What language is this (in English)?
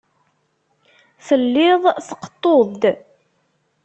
Kabyle